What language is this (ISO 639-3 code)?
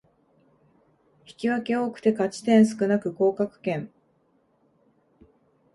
jpn